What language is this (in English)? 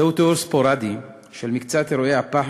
Hebrew